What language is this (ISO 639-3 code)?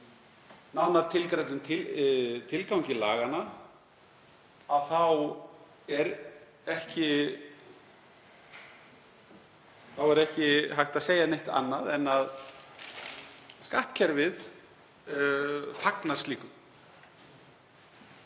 isl